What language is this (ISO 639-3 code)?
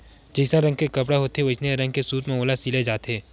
hne